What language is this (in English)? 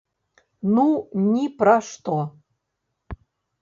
Belarusian